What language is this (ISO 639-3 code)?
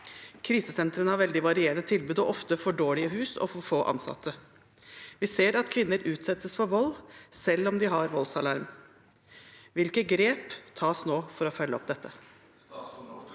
nor